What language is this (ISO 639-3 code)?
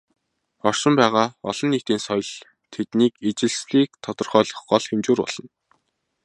mon